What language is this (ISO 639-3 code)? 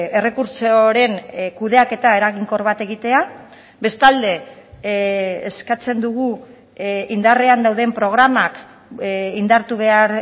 eus